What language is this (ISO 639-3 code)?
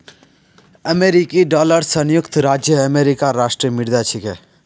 mag